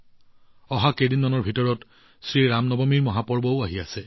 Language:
Assamese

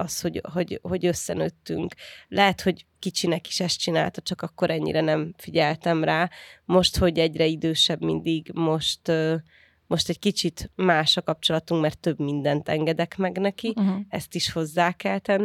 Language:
Hungarian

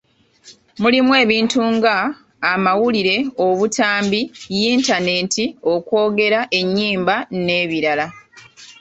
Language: Ganda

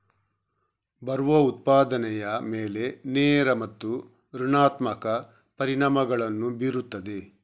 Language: Kannada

